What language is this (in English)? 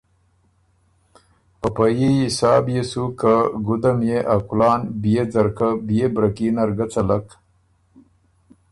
Ormuri